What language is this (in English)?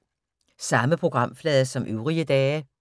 Danish